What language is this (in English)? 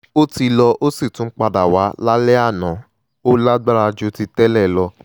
Yoruba